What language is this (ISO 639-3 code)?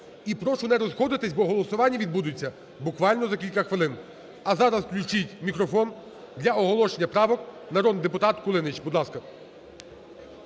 ukr